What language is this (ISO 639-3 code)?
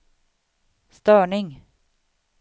swe